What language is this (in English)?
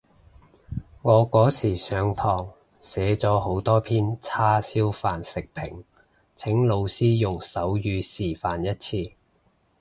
Cantonese